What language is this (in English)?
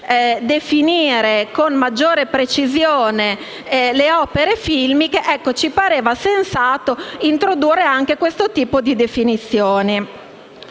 Italian